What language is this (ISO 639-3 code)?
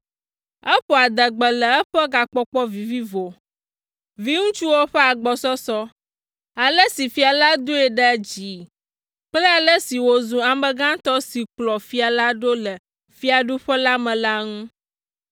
ewe